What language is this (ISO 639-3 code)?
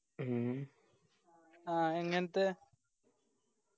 mal